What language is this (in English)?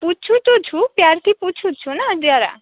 Gujarati